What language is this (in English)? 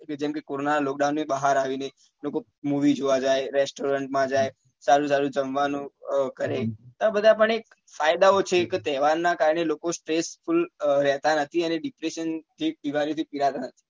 Gujarati